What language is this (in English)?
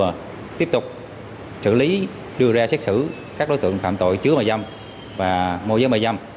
Vietnamese